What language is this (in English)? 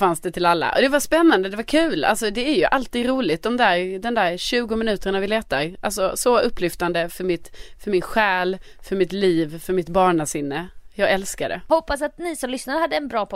Swedish